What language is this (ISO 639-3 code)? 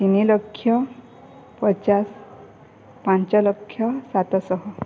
ori